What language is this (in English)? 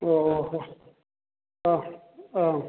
Manipuri